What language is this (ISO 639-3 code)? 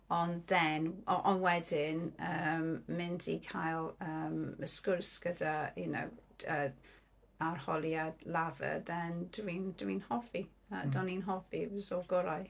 cym